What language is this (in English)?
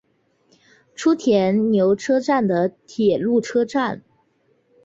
Chinese